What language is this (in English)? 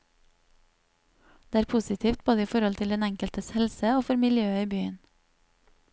Norwegian